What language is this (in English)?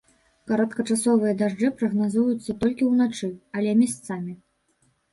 Belarusian